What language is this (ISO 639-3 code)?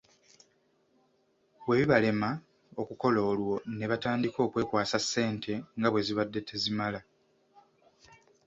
lug